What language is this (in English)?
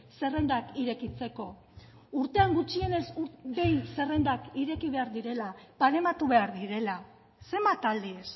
Basque